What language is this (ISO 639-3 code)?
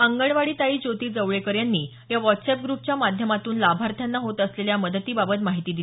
mar